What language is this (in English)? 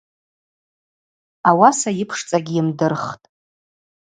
Abaza